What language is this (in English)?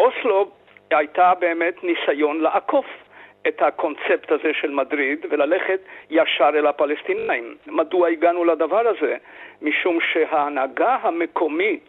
Hebrew